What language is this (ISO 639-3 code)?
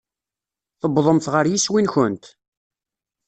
kab